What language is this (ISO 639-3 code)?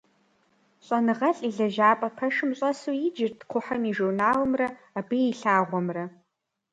kbd